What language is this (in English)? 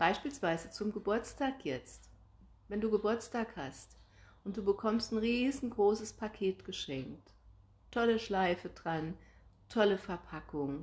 German